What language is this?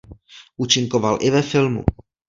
Czech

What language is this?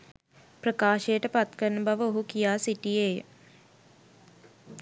Sinhala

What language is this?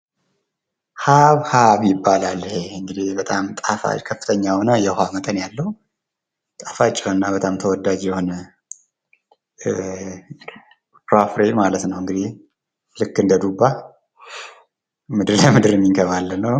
Amharic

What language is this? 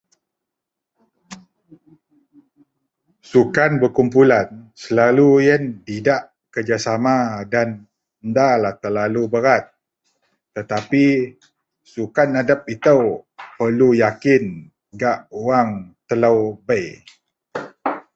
Central Melanau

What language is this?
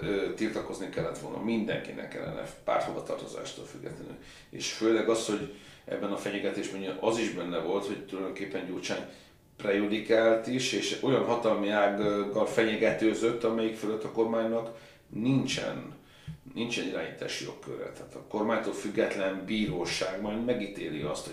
Hungarian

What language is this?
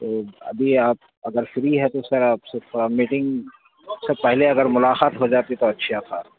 Urdu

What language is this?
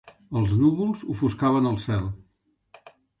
Catalan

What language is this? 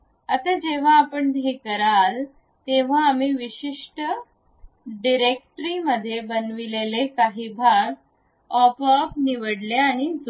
Marathi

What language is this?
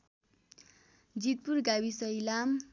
Nepali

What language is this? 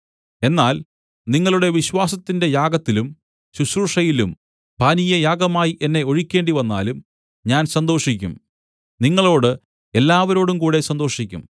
Malayalam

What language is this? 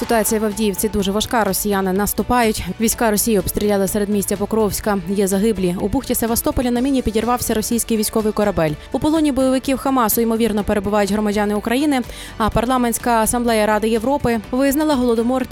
Ukrainian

